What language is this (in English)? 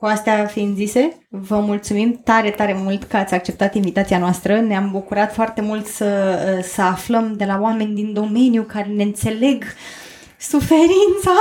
Romanian